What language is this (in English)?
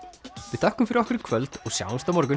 Icelandic